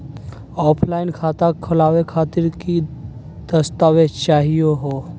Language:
Magahi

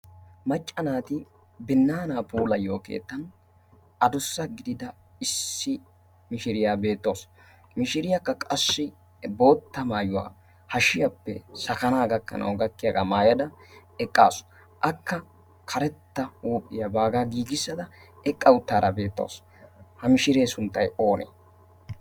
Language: Wolaytta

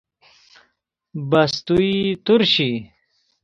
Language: Persian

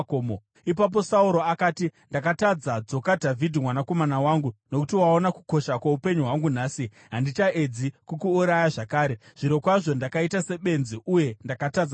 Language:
Shona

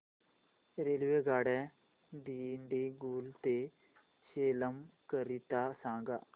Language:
Marathi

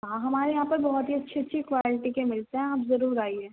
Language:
Urdu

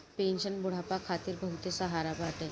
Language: Bhojpuri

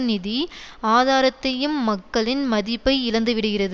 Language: Tamil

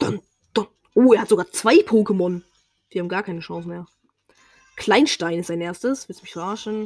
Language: German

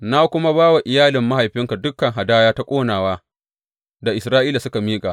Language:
Hausa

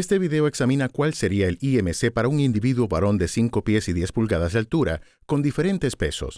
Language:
Spanish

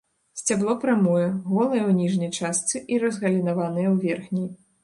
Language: Belarusian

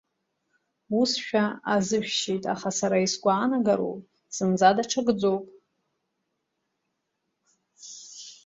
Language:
Abkhazian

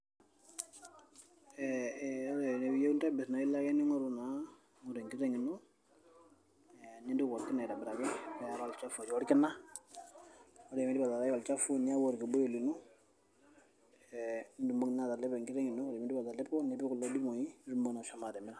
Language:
Masai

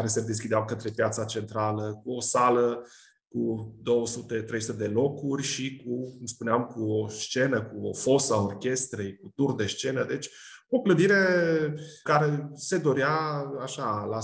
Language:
Romanian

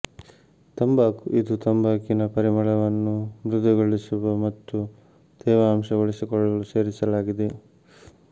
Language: Kannada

